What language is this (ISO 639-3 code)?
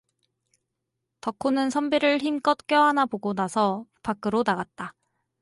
kor